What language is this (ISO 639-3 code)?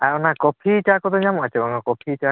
sat